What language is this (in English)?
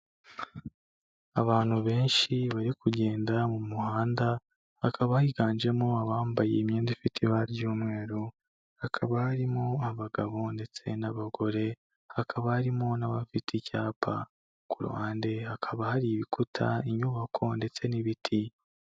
Kinyarwanda